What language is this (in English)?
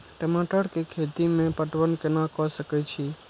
Maithili